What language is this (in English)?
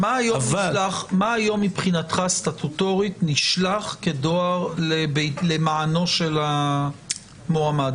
Hebrew